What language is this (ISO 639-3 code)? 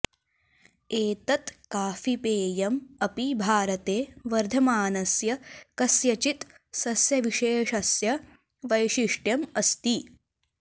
san